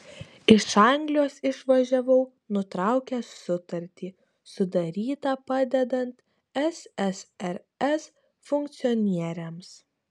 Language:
Lithuanian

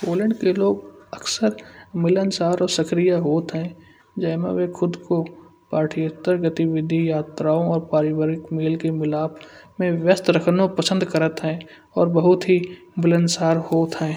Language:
Kanauji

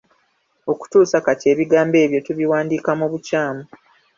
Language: Ganda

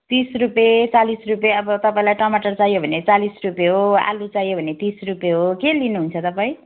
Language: Nepali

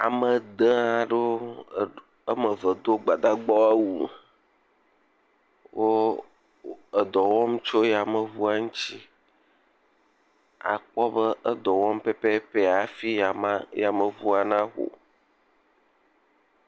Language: Ewe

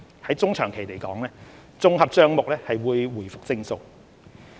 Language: Cantonese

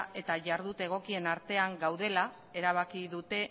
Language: Basque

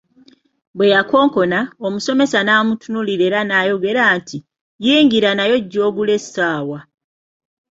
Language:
Ganda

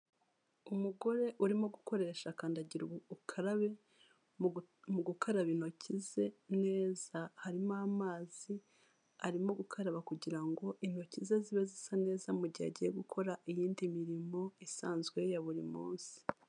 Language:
Kinyarwanda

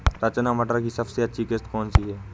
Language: Hindi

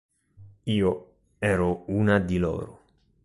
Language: Italian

